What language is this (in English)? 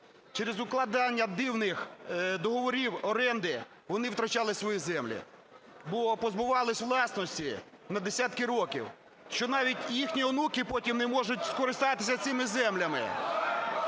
Ukrainian